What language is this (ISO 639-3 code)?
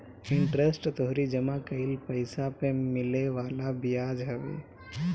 bho